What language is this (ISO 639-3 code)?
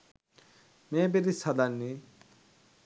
sin